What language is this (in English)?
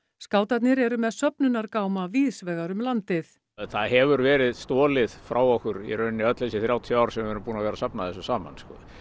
Icelandic